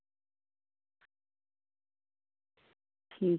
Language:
Dogri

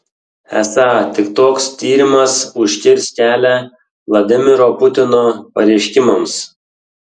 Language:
Lithuanian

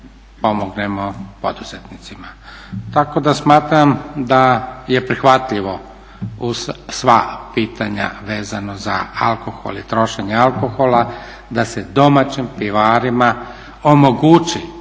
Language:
Croatian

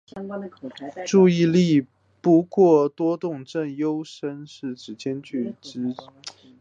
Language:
Chinese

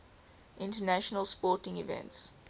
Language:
English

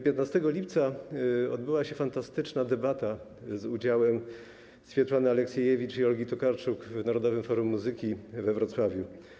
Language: Polish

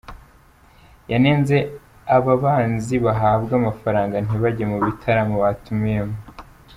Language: Kinyarwanda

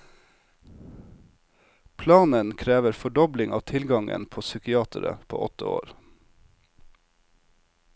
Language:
Norwegian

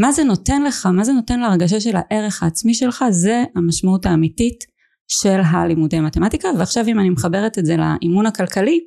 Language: Hebrew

